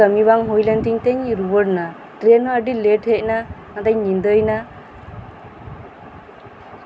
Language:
Santali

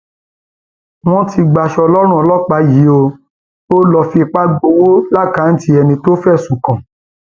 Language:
Yoruba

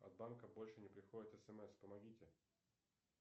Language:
Russian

